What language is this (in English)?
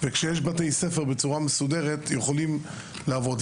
Hebrew